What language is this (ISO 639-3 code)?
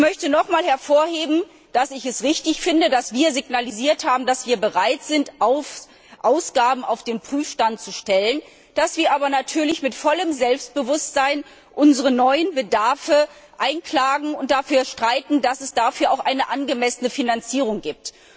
deu